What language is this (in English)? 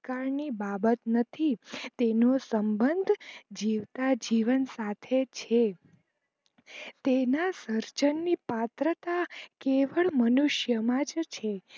Gujarati